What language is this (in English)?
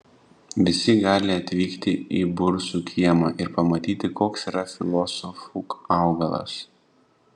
Lithuanian